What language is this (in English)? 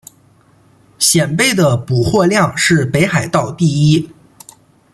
Chinese